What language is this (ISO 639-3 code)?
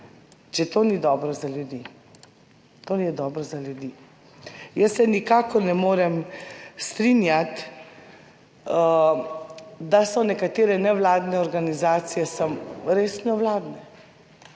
slv